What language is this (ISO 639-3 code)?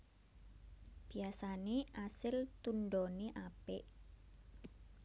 jav